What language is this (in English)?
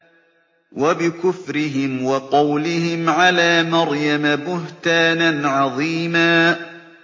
Arabic